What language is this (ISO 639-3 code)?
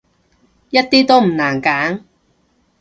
yue